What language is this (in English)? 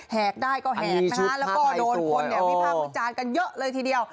Thai